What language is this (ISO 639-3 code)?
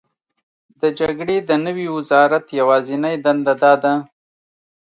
pus